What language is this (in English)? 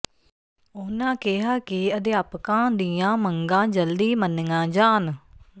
Punjabi